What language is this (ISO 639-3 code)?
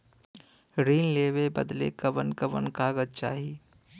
bho